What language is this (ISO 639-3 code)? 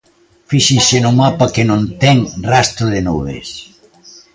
glg